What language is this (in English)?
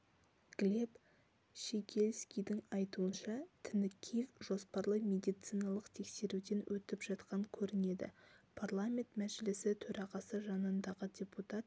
Kazakh